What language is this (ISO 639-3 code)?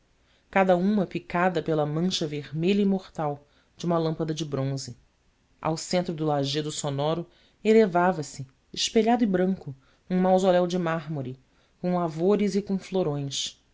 por